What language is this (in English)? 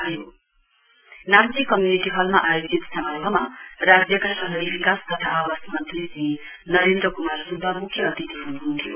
Nepali